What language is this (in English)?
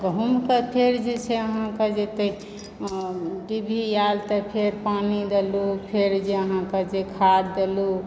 Maithili